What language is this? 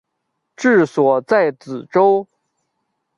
Chinese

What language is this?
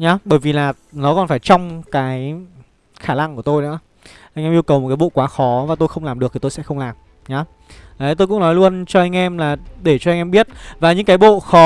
Vietnamese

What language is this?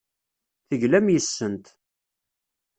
Kabyle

